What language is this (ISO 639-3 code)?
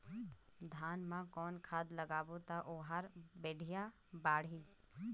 hne